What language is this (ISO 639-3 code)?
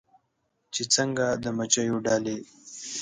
pus